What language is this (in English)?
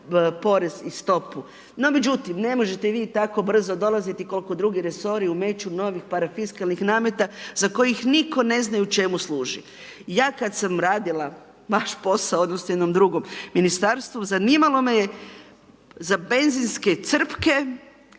Croatian